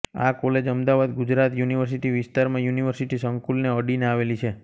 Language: Gujarati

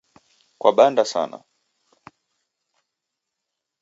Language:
Taita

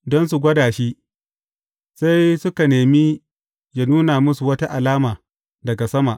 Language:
Hausa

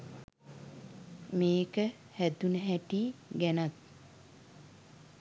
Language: Sinhala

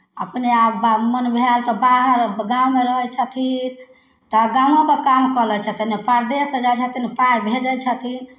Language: Maithili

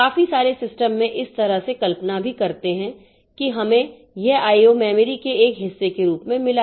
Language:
Hindi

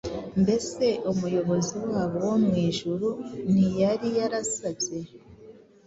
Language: Kinyarwanda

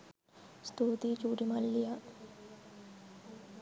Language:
Sinhala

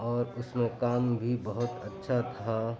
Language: Urdu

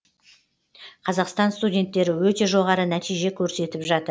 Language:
Kazakh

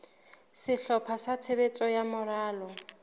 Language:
Southern Sotho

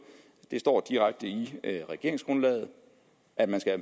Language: Danish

